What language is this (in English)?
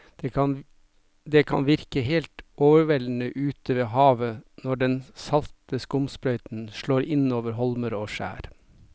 Norwegian